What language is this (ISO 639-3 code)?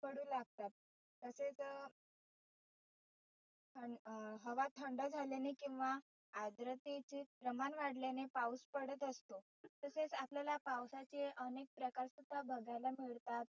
mar